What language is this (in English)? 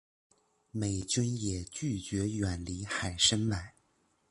Chinese